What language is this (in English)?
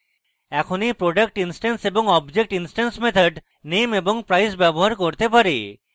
Bangla